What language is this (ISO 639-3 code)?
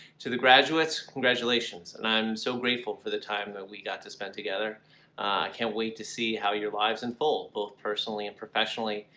eng